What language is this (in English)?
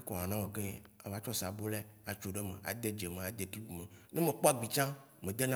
Waci Gbe